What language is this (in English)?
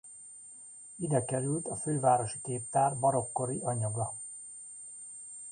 Hungarian